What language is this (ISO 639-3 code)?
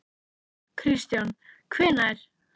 isl